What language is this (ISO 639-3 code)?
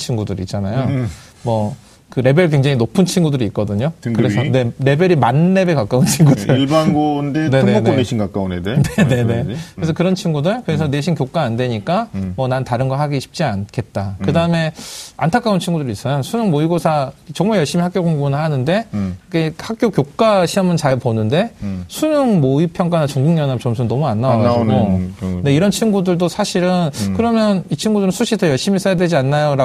kor